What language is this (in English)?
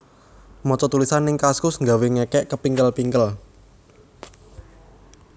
Javanese